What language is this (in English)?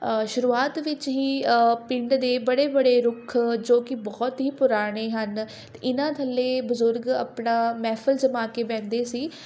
Punjabi